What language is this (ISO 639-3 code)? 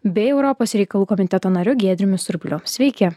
lit